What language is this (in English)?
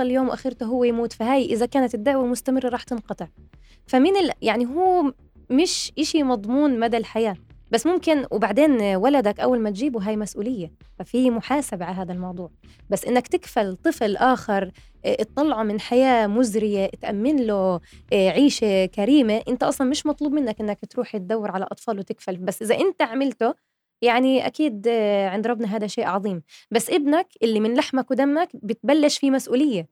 Arabic